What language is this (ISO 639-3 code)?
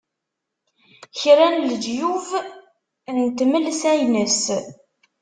kab